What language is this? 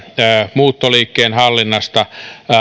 Finnish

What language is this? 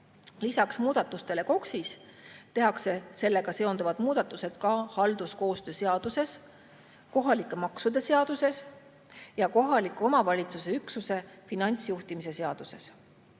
Estonian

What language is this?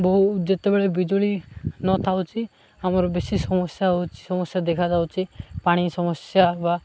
Odia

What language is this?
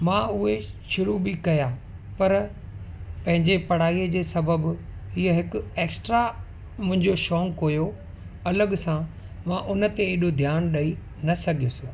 Sindhi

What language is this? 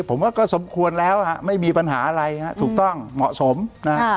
Thai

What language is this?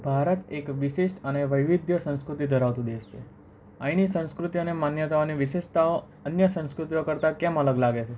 Gujarati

